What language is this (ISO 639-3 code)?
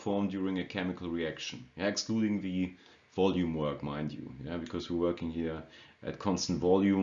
eng